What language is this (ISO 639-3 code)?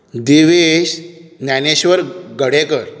kok